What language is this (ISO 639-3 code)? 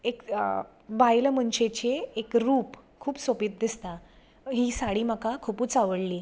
kok